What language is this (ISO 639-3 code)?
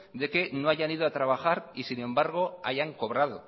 spa